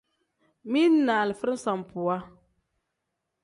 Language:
Tem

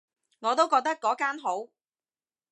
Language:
Cantonese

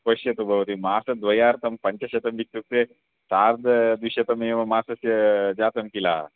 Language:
Sanskrit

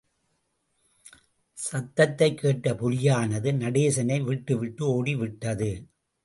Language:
Tamil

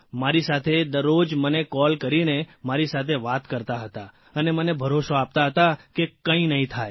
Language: Gujarati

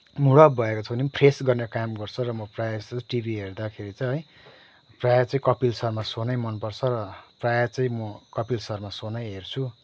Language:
Nepali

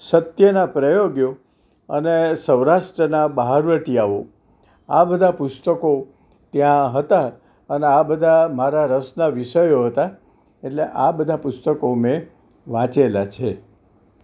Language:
Gujarati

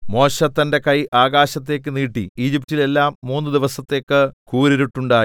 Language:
Malayalam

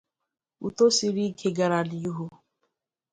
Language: Igbo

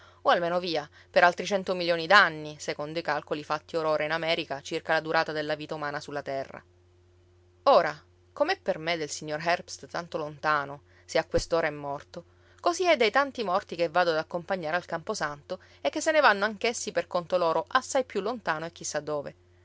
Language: Italian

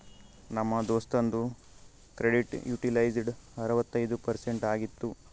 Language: Kannada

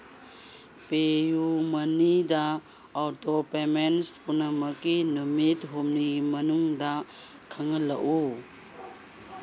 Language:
Manipuri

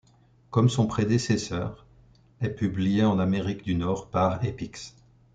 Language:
French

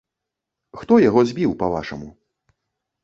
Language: Belarusian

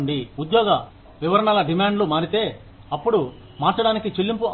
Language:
Telugu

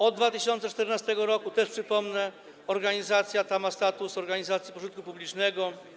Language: Polish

